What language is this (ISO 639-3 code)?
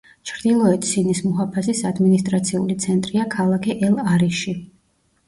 kat